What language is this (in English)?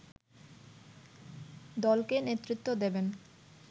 Bangla